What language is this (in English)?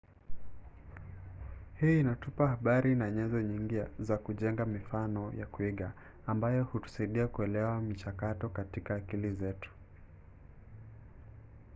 Swahili